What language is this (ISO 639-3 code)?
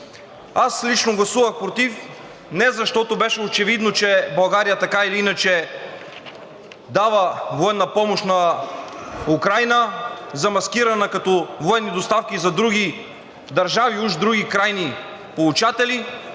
bul